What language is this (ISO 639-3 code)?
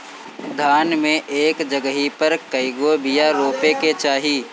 bho